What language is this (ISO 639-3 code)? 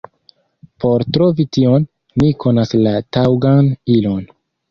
epo